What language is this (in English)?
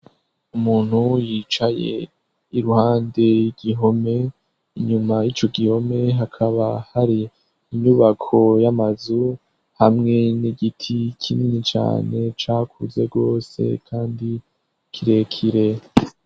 Rundi